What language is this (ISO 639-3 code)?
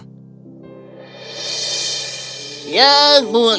ind